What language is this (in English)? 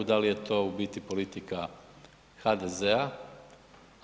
Croatian